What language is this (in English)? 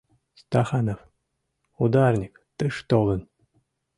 Mari